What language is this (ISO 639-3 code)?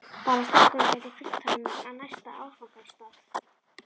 isl